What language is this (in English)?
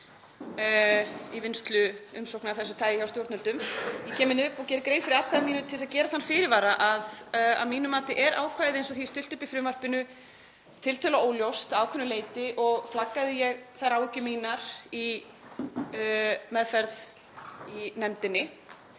Icelandic